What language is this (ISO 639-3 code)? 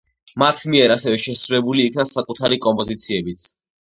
kat